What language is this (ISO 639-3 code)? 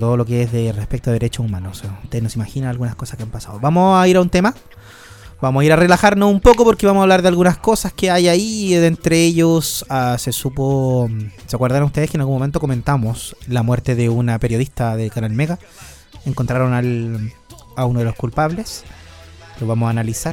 spa